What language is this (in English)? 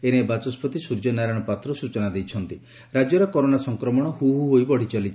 Odia